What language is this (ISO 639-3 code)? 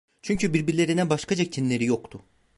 tur